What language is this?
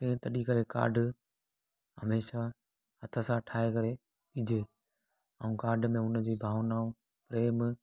Sindhi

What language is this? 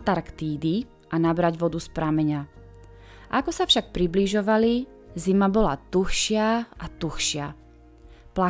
Czech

